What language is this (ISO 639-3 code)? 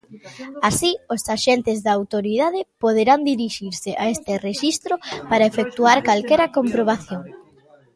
glg